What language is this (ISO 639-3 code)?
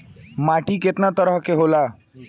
bho